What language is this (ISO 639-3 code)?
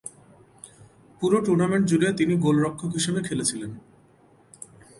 ben